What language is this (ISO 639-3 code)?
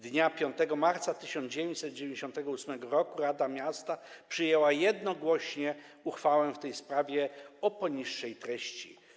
pol